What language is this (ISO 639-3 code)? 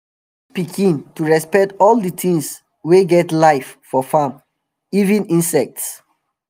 pcm